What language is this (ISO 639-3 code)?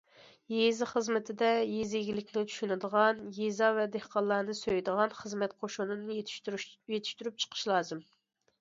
uig